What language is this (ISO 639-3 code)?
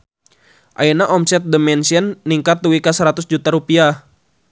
sun